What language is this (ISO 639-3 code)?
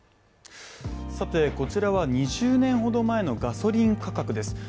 jpn